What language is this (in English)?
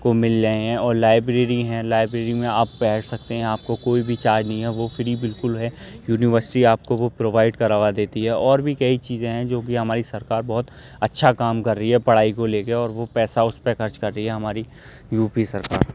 Urdu